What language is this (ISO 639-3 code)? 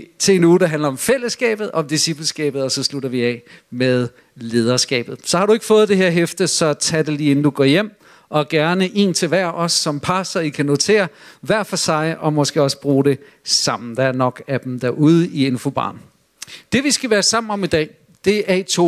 dan